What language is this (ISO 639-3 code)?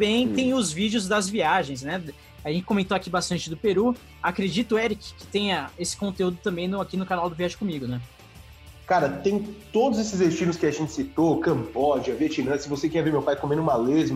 por